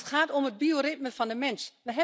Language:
Dutch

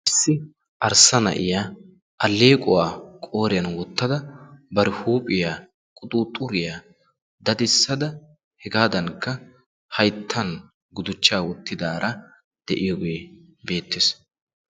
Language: Wolaytta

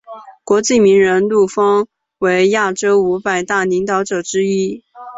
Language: Chinese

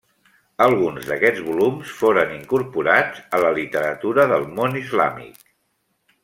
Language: Catalan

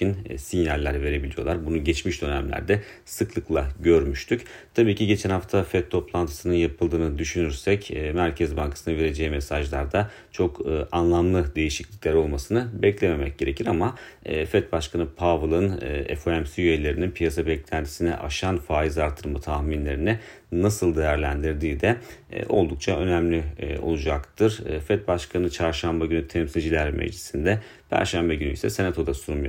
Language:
Turkish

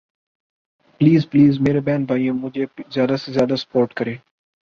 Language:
Urdu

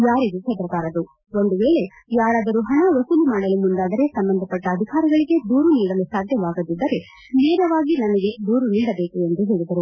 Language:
Kannada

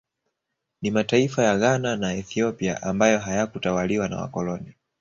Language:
Swahili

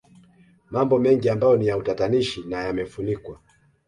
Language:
Swahili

